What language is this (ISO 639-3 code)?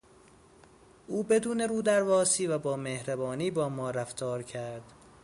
fas